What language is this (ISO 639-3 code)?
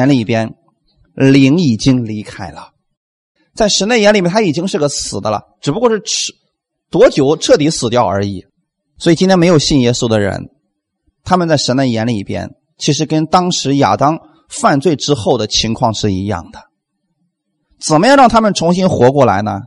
zho